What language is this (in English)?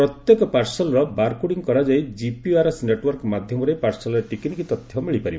Odia